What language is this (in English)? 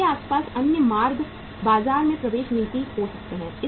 Hindi